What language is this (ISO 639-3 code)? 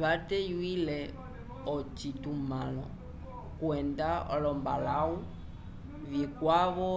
umb